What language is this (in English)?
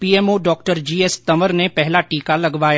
Hindi